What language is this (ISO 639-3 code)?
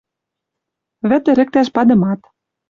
mrj